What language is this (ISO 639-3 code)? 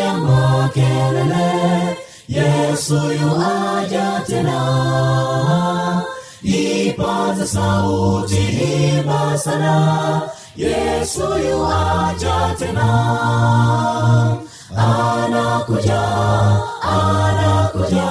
swa